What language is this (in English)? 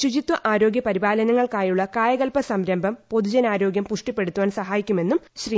Malayalam